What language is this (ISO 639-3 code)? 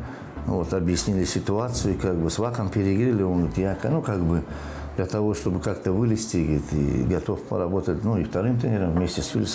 rus